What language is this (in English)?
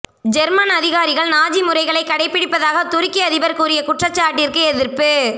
Tamil